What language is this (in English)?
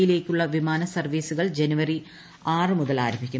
Malayalam